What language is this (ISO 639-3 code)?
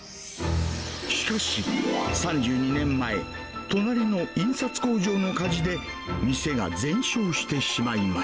jpn